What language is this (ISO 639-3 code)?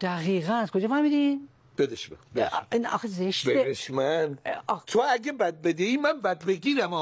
fas